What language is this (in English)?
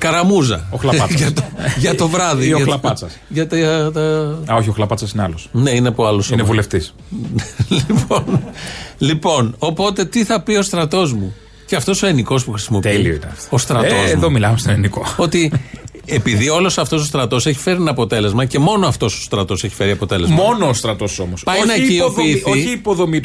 Greek